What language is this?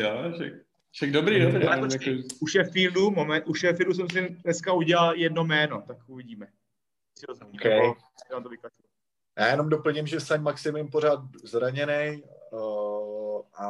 Czech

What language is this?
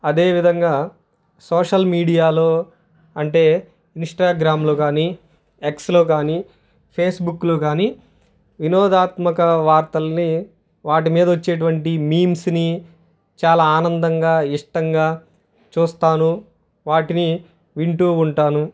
Telugu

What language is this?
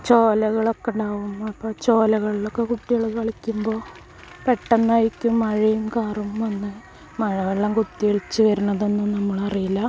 Malayalam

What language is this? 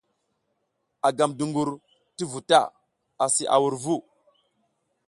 South Giziga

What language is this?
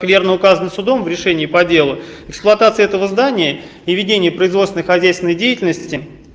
Russian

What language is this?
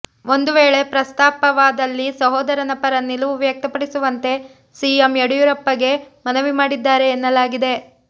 Kannada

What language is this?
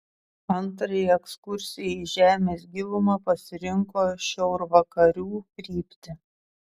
Lithuanian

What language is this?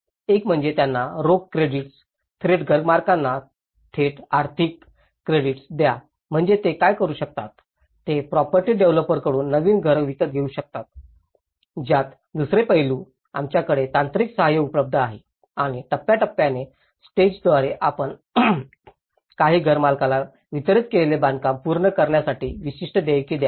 Marathi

